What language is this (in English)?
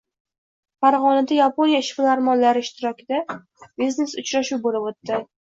Uzbek